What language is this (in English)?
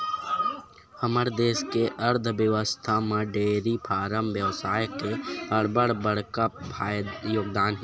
Chhattisgarhi